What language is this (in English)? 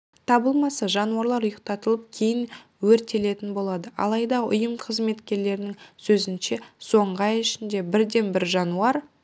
Kazakh